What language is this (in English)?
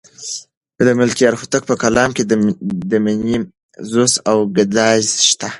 Pashto